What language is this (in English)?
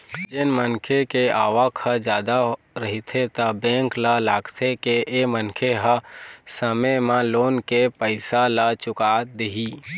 Chhattisgarhi